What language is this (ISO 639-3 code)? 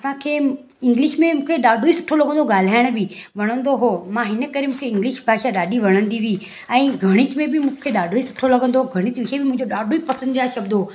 snd